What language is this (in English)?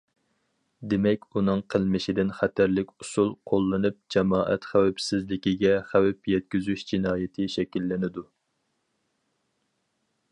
Uyghur